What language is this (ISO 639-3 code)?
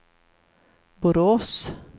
swe